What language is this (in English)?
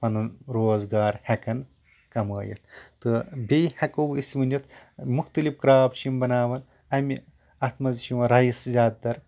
Kashmiri